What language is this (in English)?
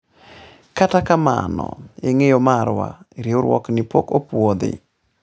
Luo (Kenya and Tanzania)